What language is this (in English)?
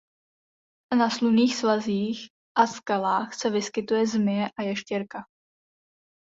Czech